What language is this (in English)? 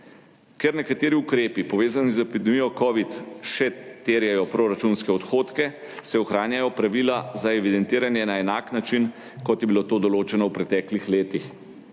Slovenian